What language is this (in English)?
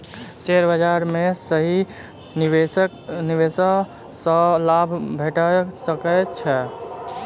Maithili